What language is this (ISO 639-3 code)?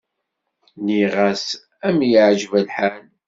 kab